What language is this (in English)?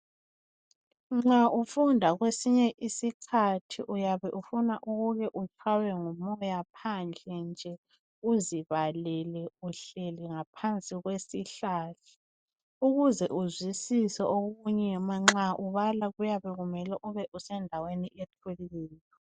North Ndebele